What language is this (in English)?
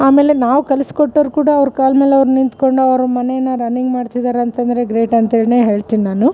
Kannada